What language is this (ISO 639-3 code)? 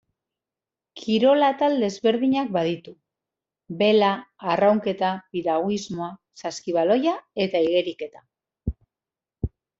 eus